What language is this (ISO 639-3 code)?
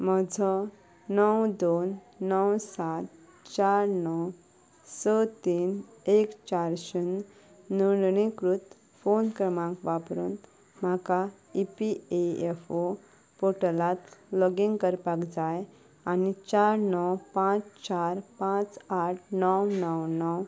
kok